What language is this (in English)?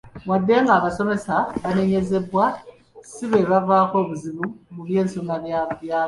Ganda